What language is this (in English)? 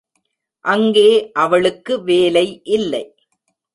Tamil